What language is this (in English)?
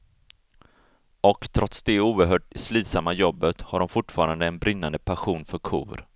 Swedish